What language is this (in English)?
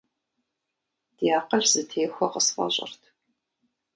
Kabardian